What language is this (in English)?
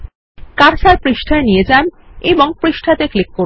Bangla